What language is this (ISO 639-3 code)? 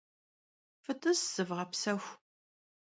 kbd